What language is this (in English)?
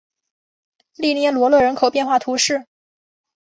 Chinese